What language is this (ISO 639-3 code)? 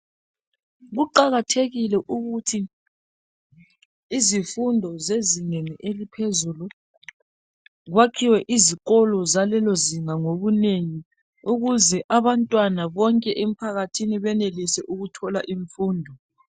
nde